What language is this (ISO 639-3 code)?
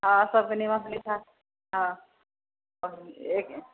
mai